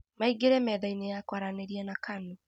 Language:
Kikuyu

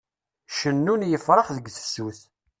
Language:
Kabyle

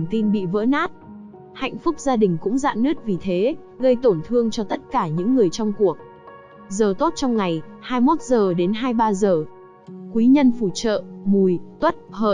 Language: Vietnamese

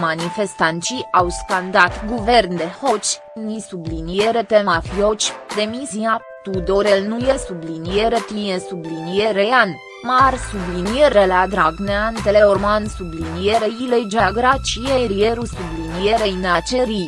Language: Romanian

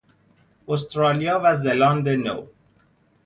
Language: Persian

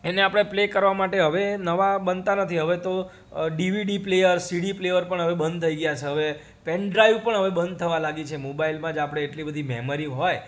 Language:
Gujarati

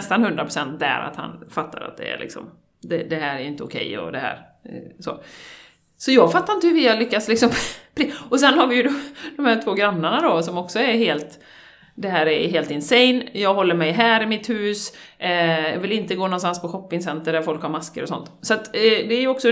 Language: Swedish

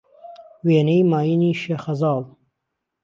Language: Central Kurdish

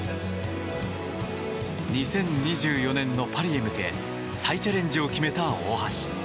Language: Japanese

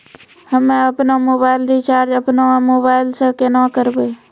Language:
Maithili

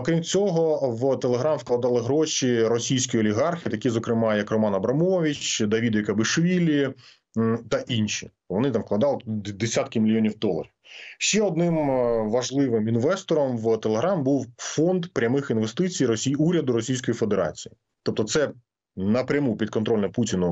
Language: Ukrainian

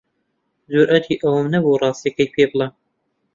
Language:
Central Kurdish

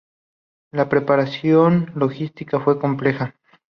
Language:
Spanish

